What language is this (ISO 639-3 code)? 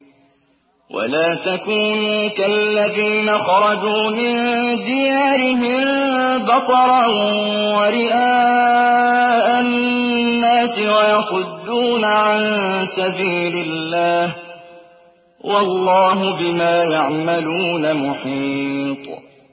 ara